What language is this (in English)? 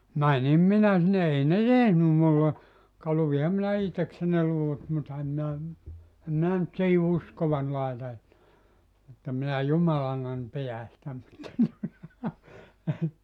Finnish